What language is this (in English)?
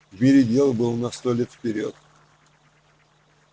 Russian